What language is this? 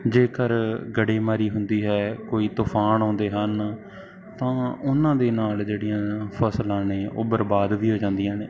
Punjabi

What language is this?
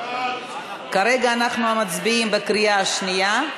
Hebrew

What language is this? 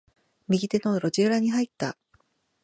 Japanese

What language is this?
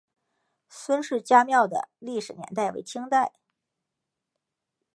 Chinese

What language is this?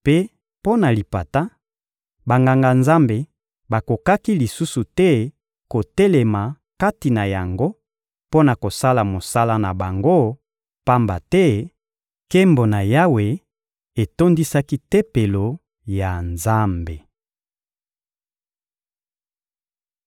Lingala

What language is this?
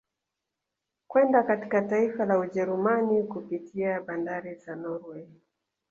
Swahili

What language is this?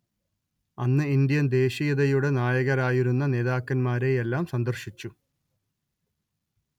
Malayalam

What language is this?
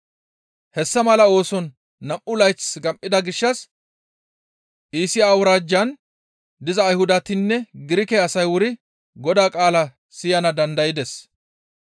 Gamo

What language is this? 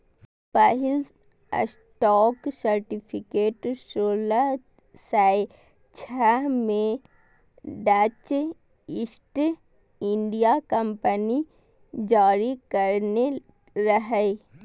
Maithili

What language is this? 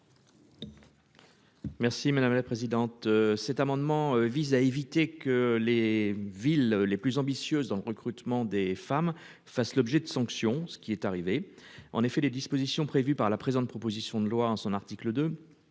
French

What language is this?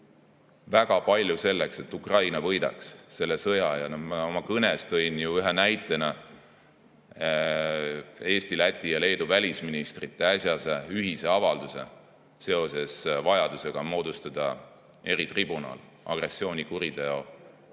Estonian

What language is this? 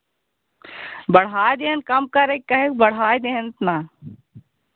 Hindi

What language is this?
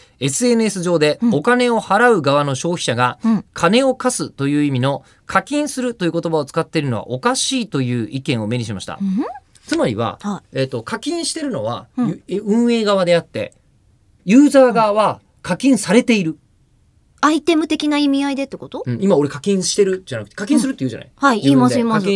Japanese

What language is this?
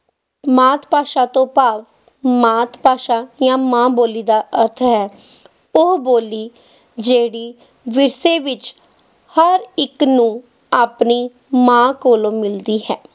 Punjabi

